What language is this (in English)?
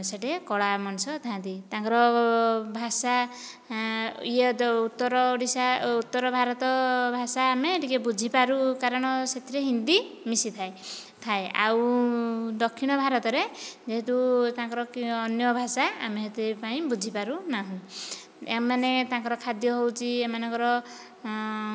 Odia